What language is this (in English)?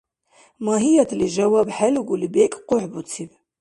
Dargwa